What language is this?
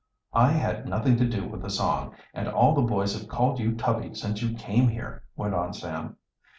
English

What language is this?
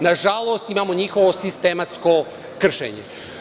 Serbian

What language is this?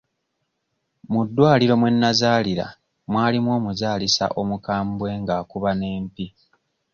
Ganda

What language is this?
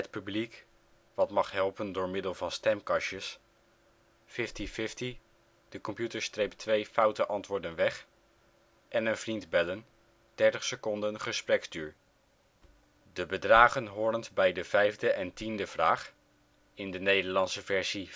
Dutch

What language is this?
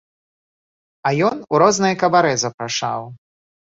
Belarusian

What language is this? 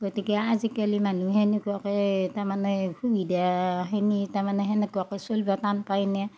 Assamese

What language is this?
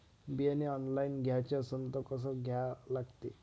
Marathi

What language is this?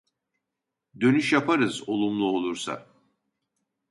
Turkish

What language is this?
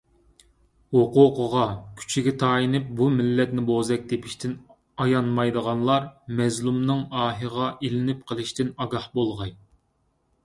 Uyghur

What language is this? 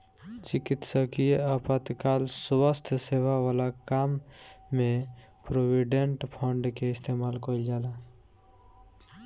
Bhojpuri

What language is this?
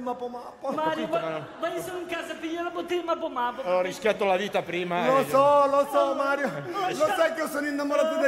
Italian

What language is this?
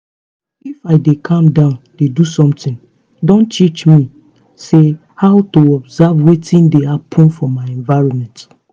Nigerian Pidgin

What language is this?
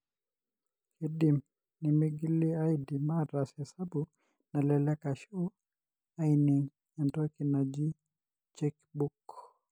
Masai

